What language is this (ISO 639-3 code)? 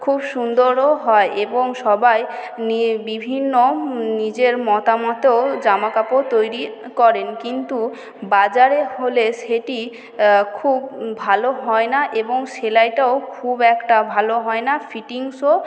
ben